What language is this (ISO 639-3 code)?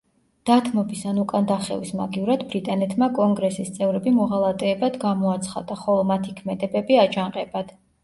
kat